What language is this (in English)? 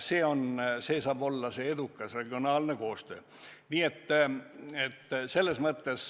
Estonian